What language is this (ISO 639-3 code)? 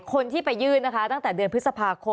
tha